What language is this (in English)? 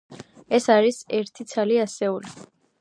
Georgian